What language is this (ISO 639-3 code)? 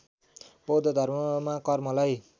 nep